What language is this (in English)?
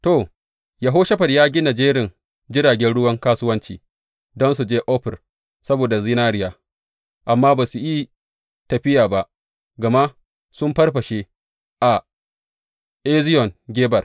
Hausa